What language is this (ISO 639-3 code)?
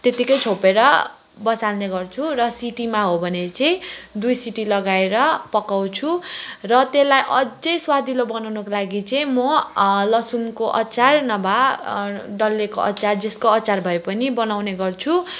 nep